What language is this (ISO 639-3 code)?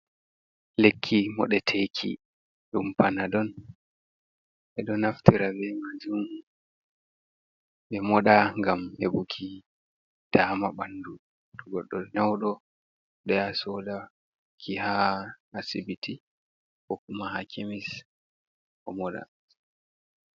ful